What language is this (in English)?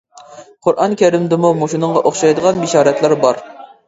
Uyghur